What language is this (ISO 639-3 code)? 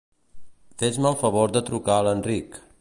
cat